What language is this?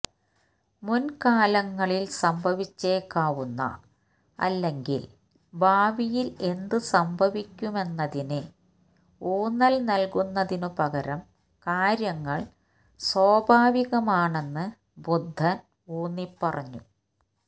Malayalam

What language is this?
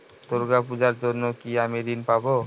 Bangla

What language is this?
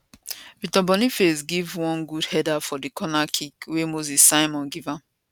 Nigerian Pidgin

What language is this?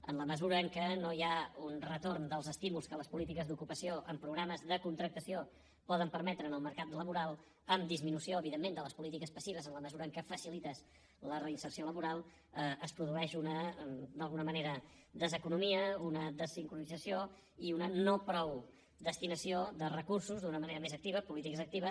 Catalan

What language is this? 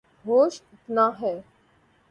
Urdu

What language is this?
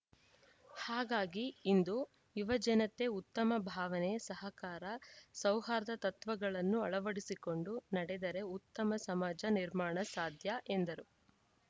Kannada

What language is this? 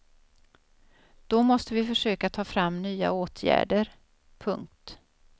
Swedish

